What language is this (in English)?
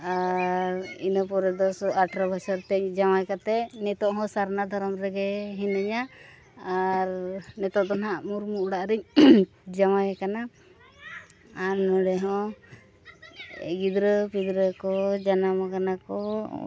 Santali